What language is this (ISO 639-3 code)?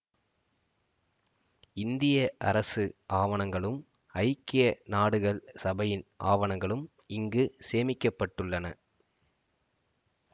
tam